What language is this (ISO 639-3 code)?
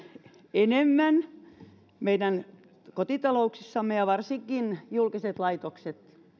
fin